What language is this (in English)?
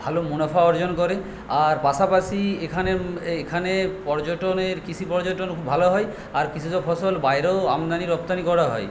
Bangla